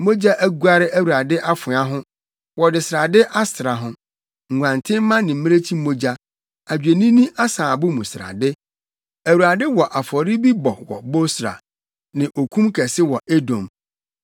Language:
Akan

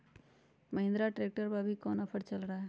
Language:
Magahi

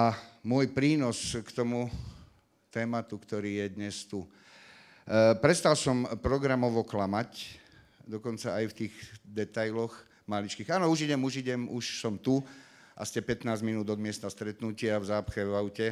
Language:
Slovak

